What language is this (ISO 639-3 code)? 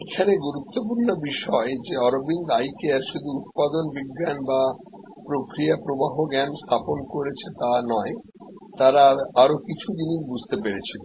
ben